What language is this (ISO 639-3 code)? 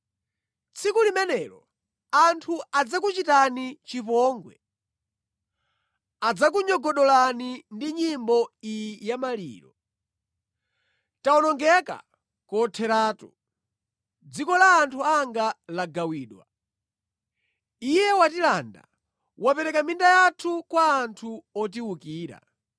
nya